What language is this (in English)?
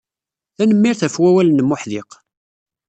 Kabyle